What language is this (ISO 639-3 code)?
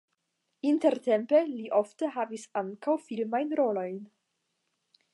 epo